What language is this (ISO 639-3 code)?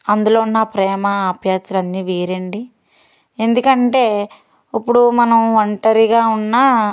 tel